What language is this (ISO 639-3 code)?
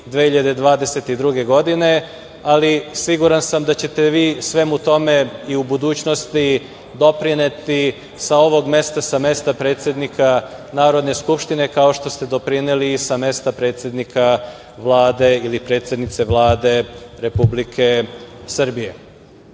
srp